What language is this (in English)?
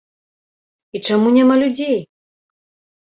Belarusian